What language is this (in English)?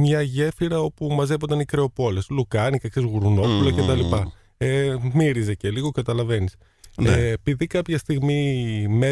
Greek